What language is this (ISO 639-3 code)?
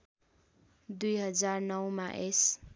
nep